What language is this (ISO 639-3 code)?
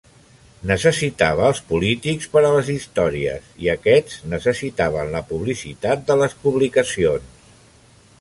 cat